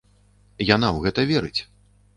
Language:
Belarusian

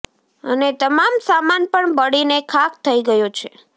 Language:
Gujarati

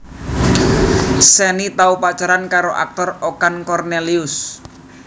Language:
Javanese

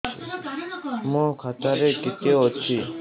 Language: Odia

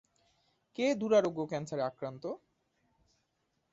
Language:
Bangla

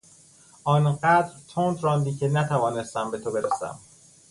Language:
Persian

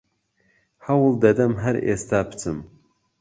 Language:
Central Kurdish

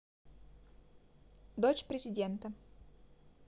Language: Russian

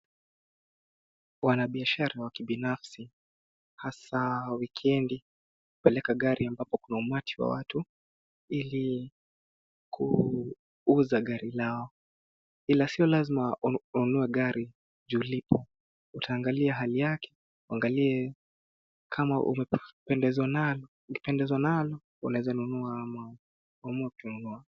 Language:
Swahili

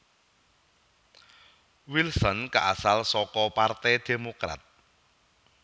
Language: Javanese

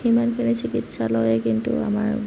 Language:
Assamese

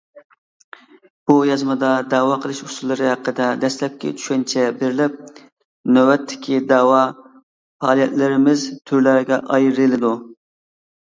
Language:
Uyghur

